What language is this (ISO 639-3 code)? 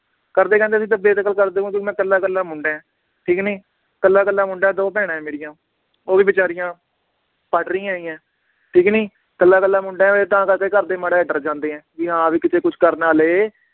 pan